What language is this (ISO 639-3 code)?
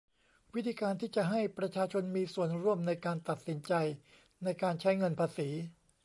tha